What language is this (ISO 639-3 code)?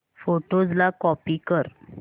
mar